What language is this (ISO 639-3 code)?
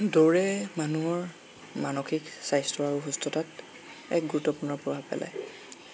asm